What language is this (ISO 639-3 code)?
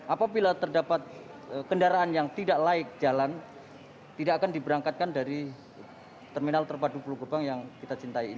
ind